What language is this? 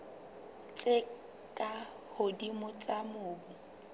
Southern Sotho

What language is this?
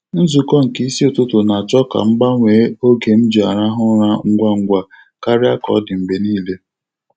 Igbo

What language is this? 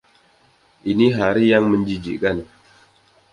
Indonesian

